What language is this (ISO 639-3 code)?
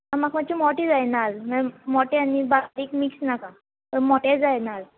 kok